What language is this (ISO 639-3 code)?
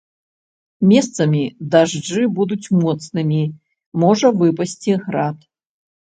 bel